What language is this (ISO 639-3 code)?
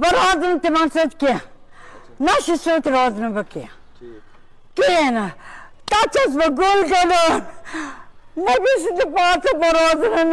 tur